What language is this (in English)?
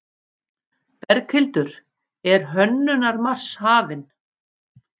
Icelandic